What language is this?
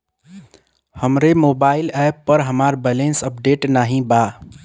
Bhojpuri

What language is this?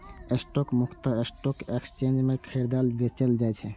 Maithili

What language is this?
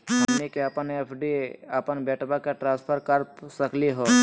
Magahi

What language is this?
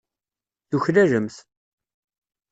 Kabyle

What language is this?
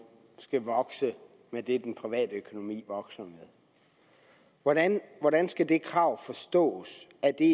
Danish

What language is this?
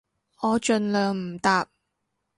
Cantonese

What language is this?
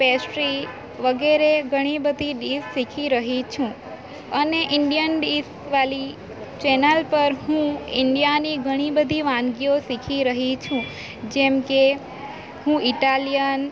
Gujarati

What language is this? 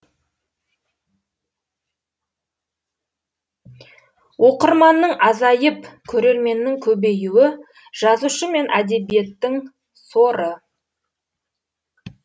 Kazakh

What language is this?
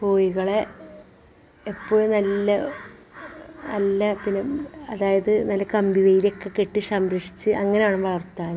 Malayalam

